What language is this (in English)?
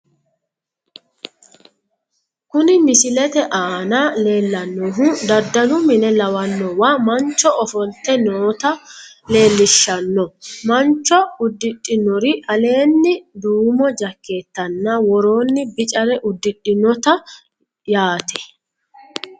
Sidamo